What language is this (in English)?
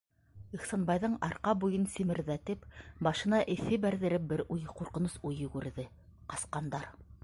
Bashkir